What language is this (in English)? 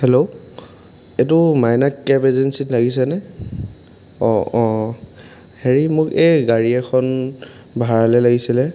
Assamese